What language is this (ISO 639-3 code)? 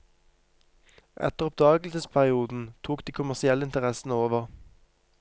nor